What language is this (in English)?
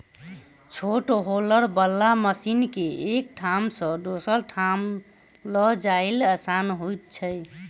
Maithili